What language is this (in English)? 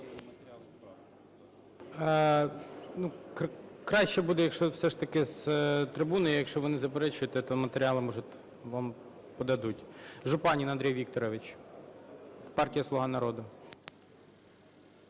Ukrainian